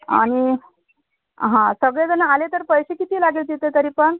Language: Marathi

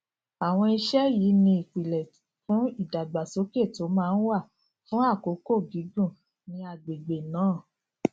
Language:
Yoruba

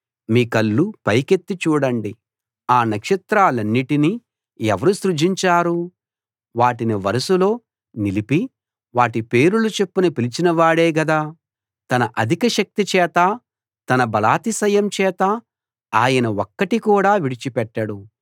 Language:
Telugu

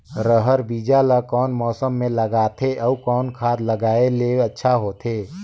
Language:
Chhattisgarhi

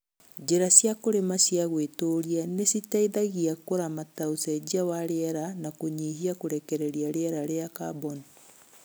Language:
Kikuyu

